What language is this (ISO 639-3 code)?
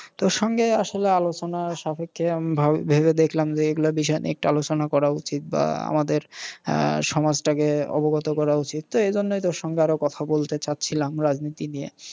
ben